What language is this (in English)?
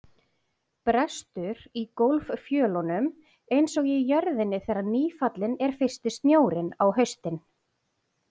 Icelandic